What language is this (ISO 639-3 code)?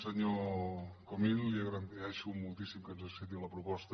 cat